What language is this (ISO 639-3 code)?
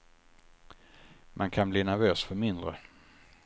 swe